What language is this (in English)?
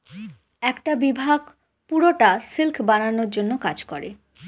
Bangla